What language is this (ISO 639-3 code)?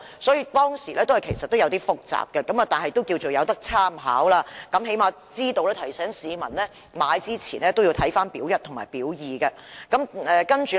yue